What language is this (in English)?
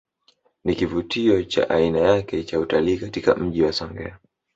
Swahili